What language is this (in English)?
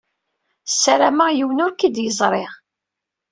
Kabyle